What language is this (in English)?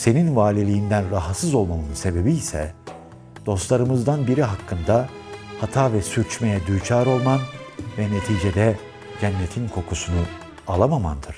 Turkish